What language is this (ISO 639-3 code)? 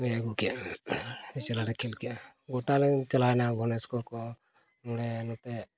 sat